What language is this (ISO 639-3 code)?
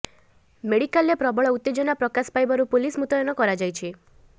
ori